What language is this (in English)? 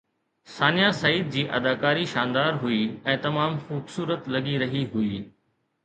Sindhi